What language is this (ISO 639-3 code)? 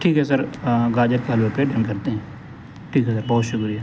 urd